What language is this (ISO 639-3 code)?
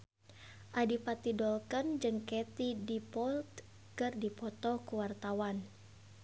sun